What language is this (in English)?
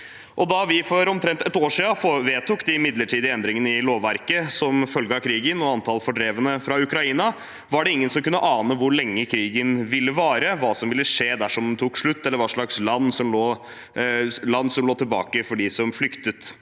Norwegian